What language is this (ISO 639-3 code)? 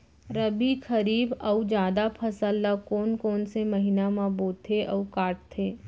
hne